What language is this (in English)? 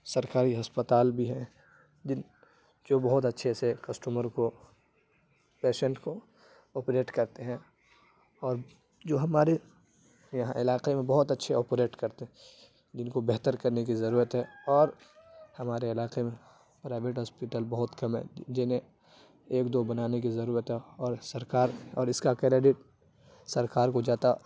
Urdu